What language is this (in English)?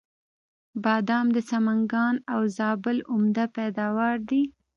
Pashto